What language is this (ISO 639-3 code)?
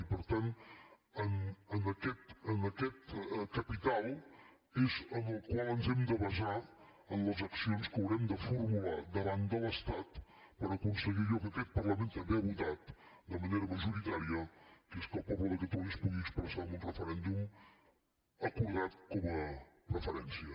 cat